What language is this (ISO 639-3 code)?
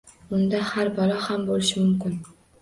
uzb